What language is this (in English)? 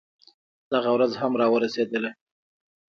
Pashto